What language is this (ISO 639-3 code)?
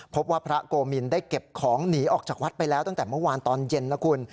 tha